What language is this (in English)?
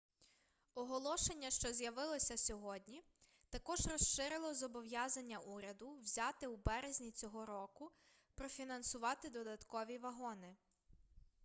Ukrainian